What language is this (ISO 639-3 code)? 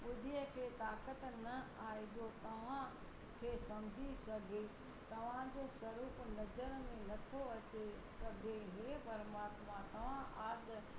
snd